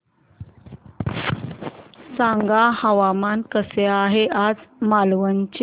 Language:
Marathi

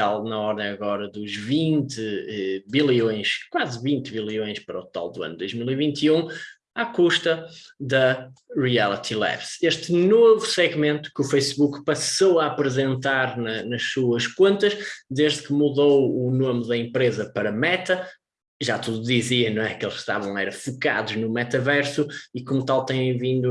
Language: Portuguese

